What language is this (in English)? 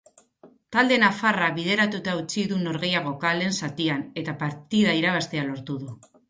Basque